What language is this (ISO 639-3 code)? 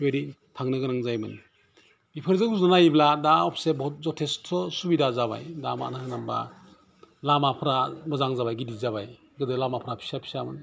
brx